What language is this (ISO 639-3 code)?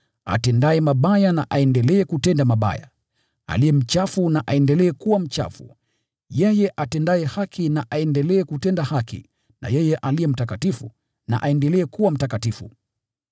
swa